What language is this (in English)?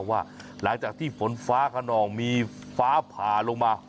Thai